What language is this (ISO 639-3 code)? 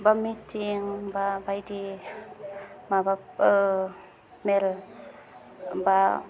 brx